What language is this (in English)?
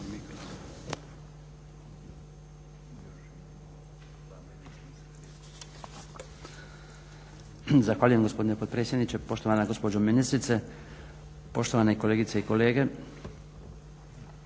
Croatian